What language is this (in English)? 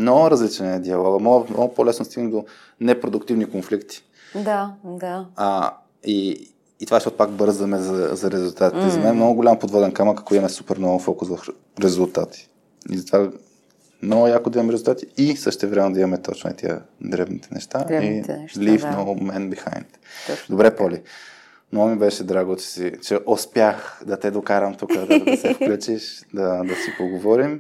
Bulgarian